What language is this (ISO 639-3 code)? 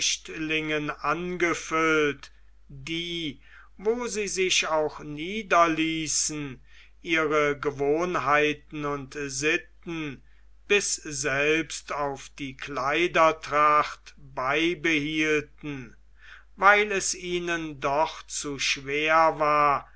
deu